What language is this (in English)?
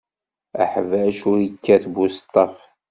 Kabyle